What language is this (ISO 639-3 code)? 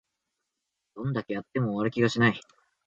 jpn